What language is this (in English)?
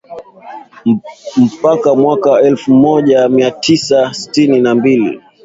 Swahili